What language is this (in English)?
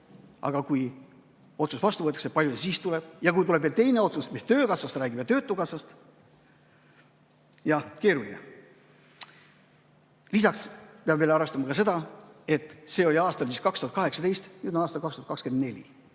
Estonian